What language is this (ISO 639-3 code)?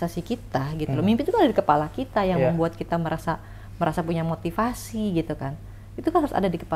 ind